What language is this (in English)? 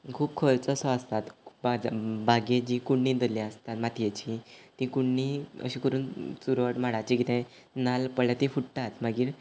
Konkani